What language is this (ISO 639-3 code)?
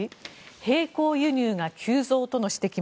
jpn